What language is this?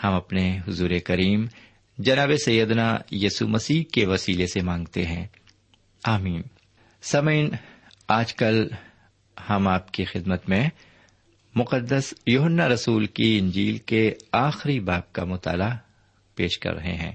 Urdu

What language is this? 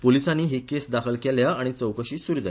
Konkani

